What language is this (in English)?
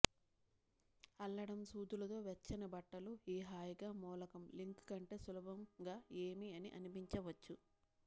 Telugu